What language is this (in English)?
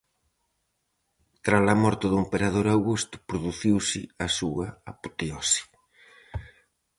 Galician